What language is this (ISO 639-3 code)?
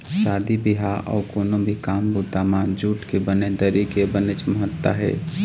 hne